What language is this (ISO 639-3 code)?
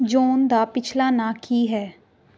pan